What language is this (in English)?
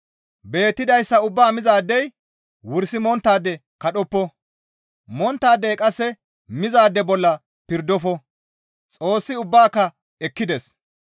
Gamo